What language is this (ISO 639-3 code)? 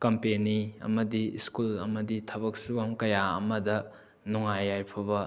mni